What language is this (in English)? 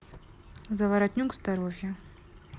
Russian